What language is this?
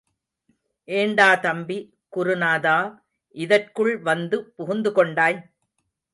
Tamil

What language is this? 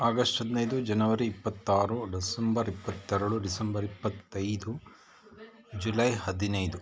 Kannada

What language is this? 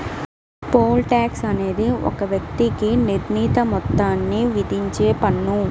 Telugu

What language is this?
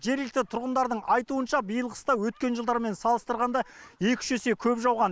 Kazakh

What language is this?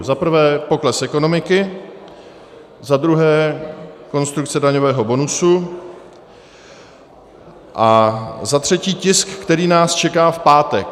Czech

